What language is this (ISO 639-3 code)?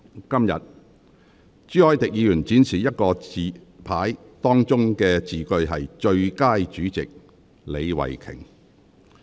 yue